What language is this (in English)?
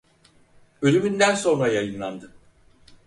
Turkish